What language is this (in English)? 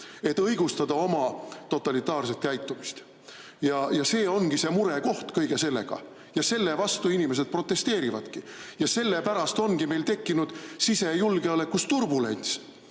Estonian